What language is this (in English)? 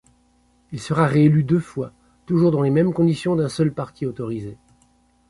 French